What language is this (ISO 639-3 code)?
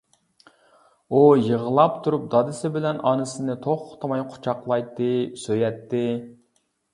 uig